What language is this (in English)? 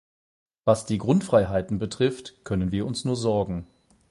German